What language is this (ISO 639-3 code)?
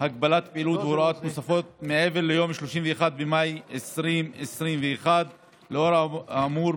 heb